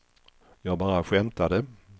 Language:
Swedish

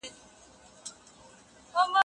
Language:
Pashto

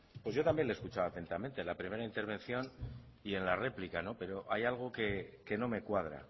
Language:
Spanish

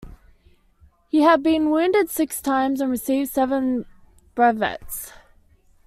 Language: English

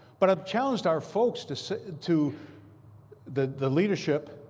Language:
English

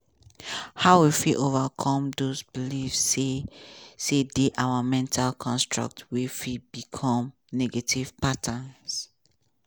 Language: Nigerian Pidgin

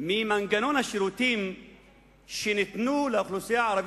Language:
Hebrew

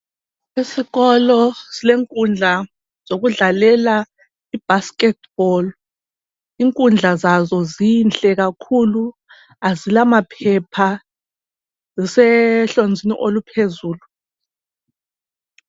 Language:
North Ndebele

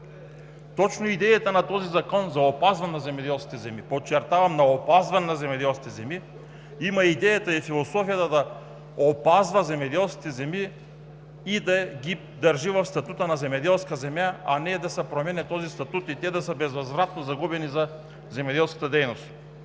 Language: Bulgarian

